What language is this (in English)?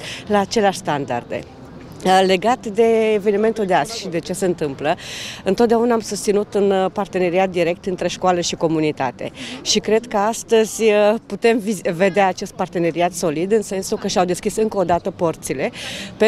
Romanian